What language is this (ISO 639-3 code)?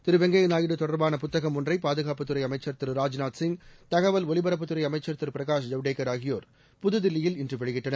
tam